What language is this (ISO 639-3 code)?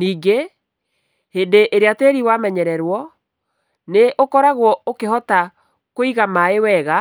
kik